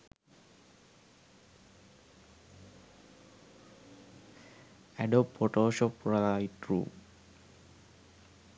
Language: Sinhala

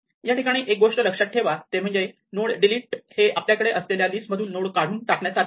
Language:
Marathi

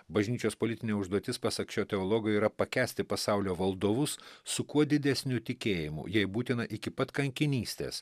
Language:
Lithuanian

